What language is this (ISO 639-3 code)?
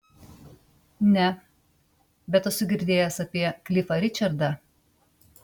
lit